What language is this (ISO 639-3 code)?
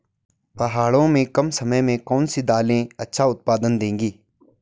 hin